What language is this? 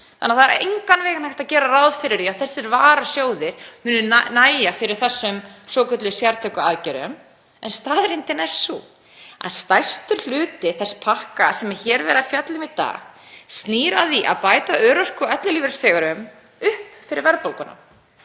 Icelandic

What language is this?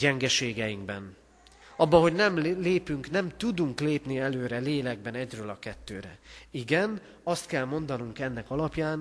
Hungarian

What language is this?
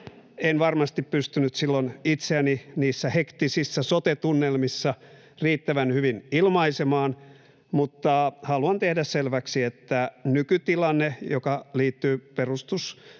Finnish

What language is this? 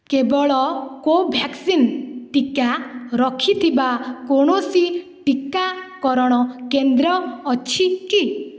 Odia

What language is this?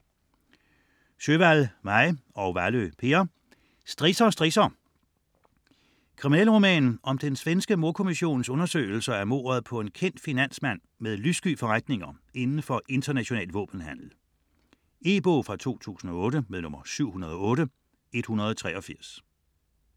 Danish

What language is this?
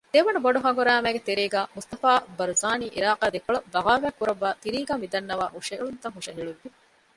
Divehi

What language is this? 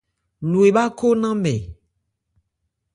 Ebrié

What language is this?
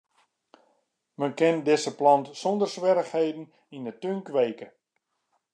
Western Frisian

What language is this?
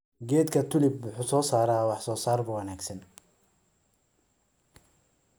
Somali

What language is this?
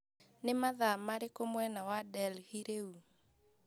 Kikuyu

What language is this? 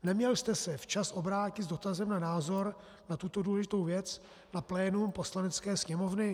Czech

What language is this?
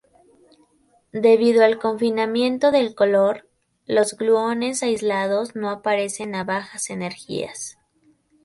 Spanish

